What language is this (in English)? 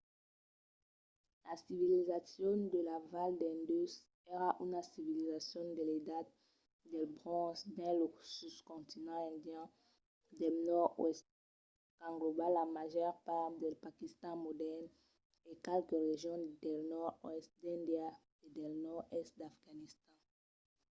Occitan